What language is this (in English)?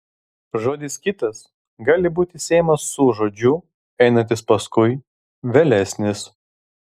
Lithuanian